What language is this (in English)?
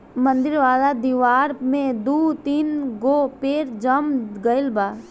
Bhojpuri